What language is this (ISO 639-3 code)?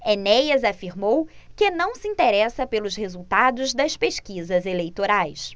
por